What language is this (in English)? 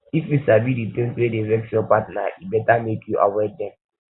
Nigerian Pidgin